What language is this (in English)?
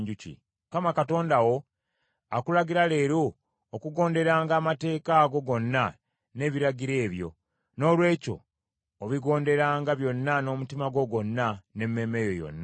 Ganda